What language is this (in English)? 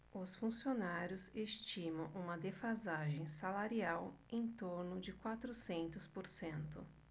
Portuguese